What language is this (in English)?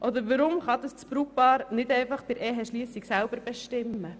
Swiss German